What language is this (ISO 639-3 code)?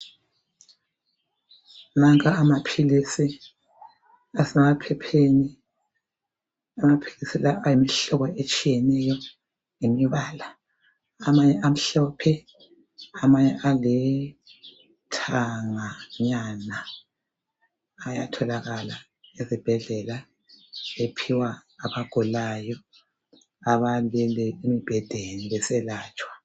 nde